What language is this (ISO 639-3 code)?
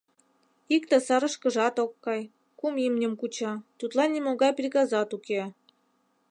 chm